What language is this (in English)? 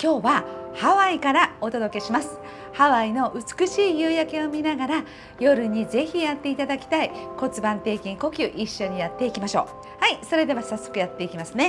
Japanese